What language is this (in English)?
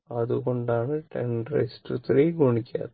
Malayalam